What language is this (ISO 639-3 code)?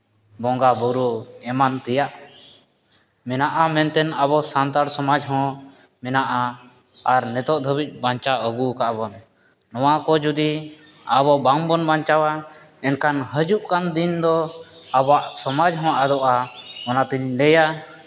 sat